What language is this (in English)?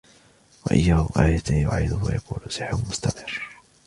Arabic